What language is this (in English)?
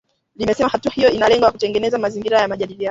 Swahili